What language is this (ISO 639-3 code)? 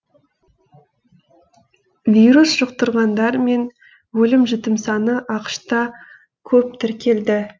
kaz